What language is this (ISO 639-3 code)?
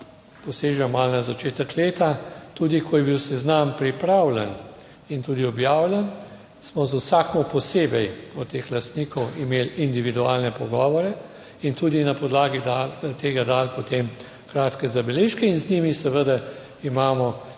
slv